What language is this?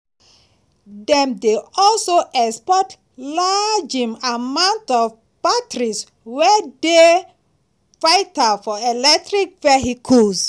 Nigerian Pidgin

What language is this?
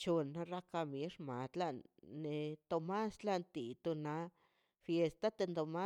Mazaltepec Zapotec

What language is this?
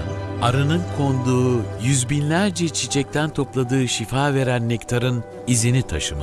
Turkish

